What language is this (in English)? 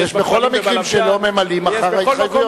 Hebrew